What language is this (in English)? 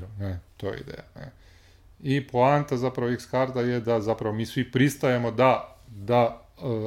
Croatian